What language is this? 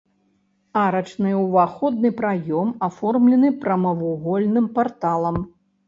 Belarusian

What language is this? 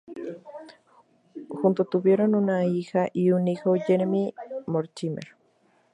Spanish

